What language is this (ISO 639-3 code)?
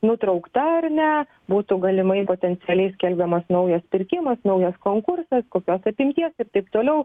lit